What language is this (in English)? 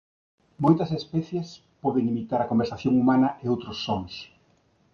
Galician